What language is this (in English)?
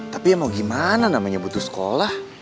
Indonesian